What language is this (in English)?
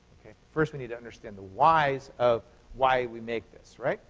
English